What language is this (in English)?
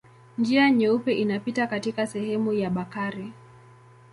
Swahili